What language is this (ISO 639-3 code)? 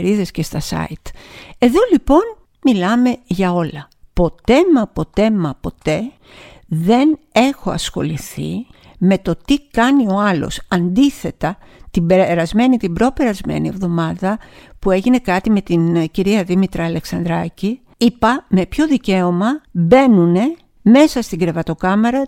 ell